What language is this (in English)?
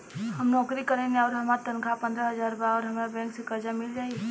Bhojpuri